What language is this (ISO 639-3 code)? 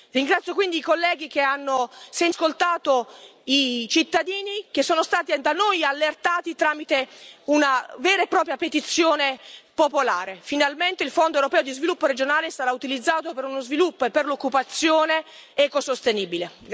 ita